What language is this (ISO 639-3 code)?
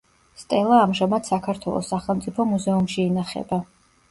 kat